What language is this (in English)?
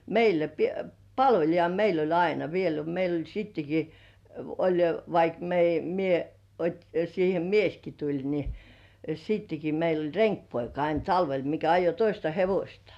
Finnish